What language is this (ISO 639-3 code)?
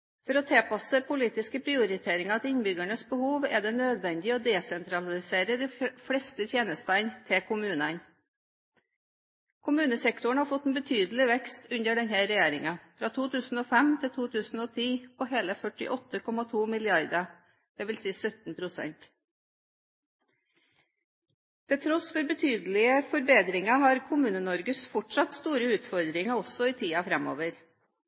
nob